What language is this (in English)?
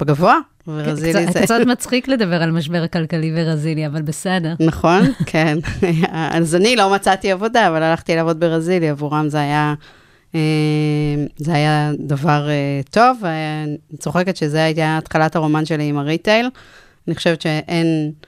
Hebrew